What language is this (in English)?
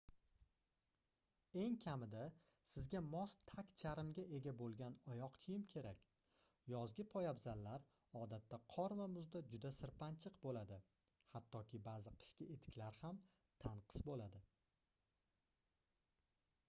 Uzbek